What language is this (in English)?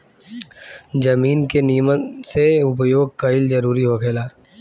Bhojpuri